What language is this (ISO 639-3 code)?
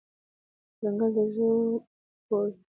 pus